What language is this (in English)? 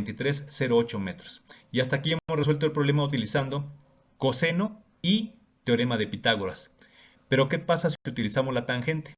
Spanish